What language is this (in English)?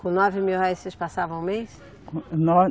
Portuguese